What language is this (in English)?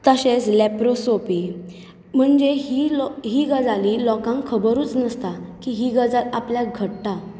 Konkani